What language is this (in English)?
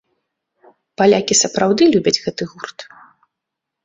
Belarusian